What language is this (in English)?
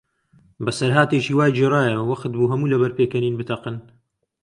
Central Kurdish